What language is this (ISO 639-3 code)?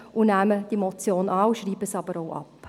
gsw